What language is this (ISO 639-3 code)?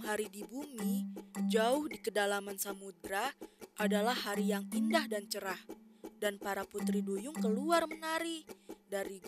ind